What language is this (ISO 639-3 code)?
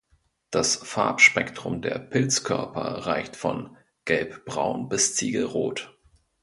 deu